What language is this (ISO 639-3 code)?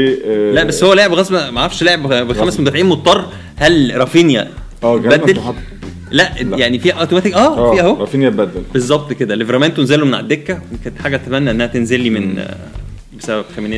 ara